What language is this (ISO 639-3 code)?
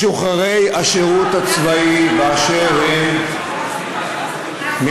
heb